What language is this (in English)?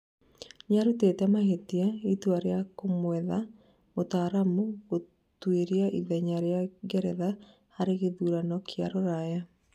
Kikuyu